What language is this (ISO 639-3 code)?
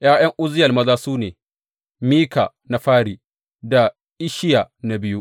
hau